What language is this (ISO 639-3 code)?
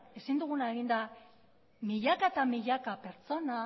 eus